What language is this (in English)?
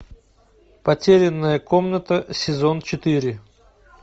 Russian